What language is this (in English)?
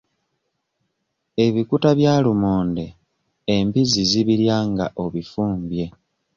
Ganda